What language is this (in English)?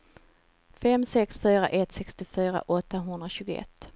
Swedish